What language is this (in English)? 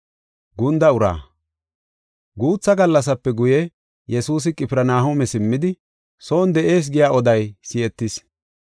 Gofa